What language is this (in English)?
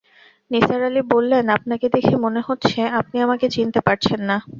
Bangla